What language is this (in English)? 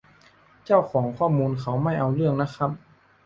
Thai